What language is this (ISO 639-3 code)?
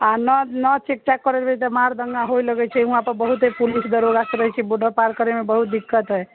mai